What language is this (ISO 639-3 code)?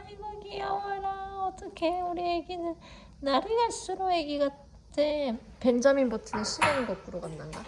kor